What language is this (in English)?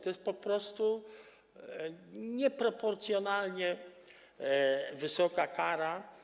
Polish